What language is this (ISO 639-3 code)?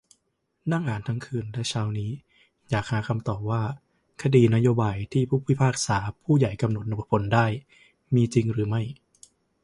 tha